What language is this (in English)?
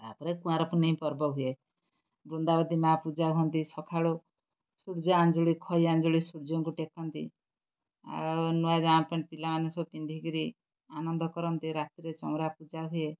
Odia